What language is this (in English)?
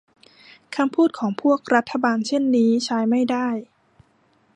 Thai